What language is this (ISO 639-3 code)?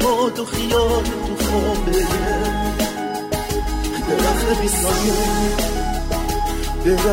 fas